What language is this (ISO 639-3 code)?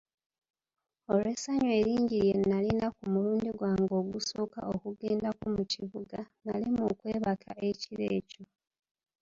lug